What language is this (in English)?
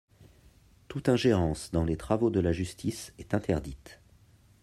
French